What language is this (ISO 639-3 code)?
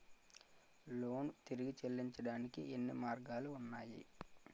tel